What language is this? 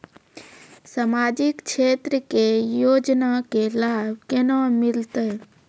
Maithili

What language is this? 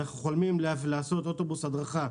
Hebrew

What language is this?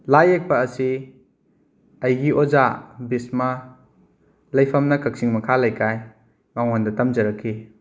Manipuri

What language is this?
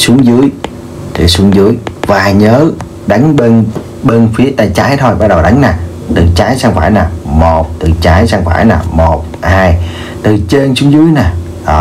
Vietnamese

